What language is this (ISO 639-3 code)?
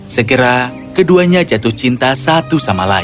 ind